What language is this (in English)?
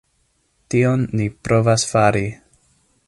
Esperanto